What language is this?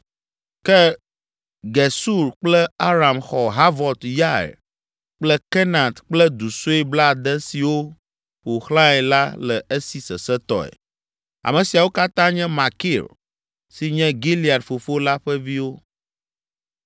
Ewe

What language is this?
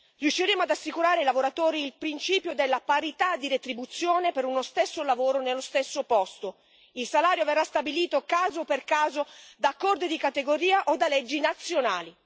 Italian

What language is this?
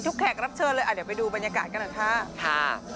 Thai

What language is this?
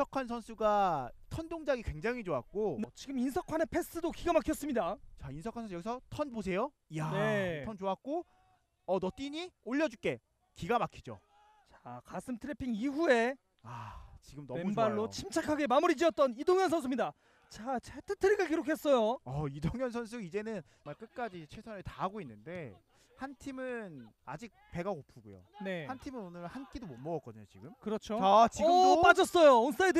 Korean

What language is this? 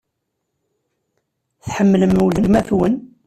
Kabyle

